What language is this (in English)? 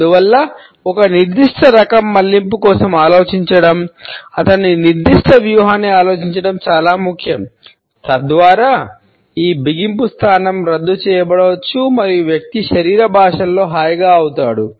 Telugu